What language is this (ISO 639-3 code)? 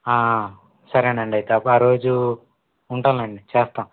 tel